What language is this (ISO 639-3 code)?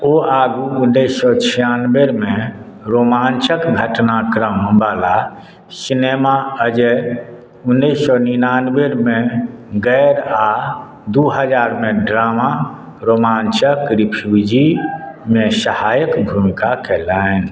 mai